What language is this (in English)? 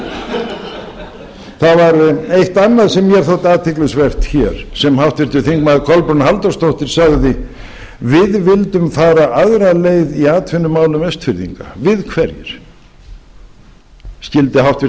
Icelandic